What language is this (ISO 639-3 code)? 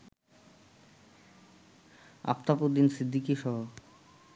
ben